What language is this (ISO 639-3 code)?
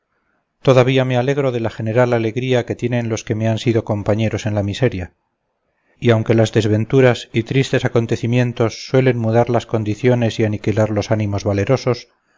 spa